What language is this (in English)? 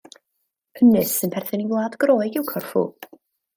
Welsh